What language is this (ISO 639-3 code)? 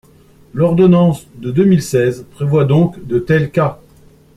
fra